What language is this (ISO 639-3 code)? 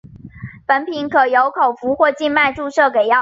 zho